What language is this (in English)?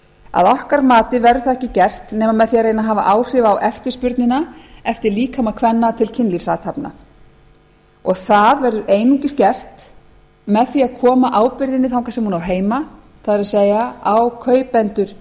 Icelandic